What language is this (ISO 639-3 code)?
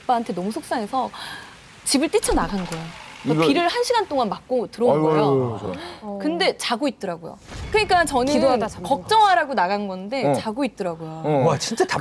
kor